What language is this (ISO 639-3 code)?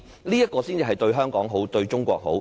yue